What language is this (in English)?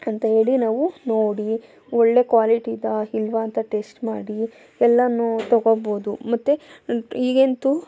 Kannada